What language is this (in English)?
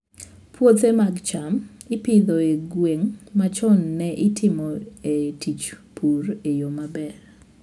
Luo (Kenya and Tanzania)